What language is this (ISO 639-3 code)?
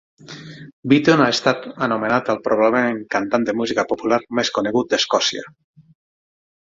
cat